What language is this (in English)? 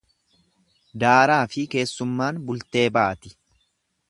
Oromo